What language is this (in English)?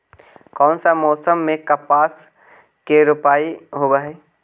Magahi